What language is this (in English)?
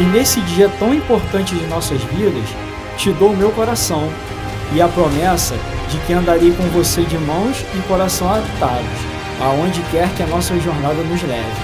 Portuguese